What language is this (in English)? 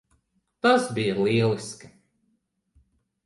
Latvian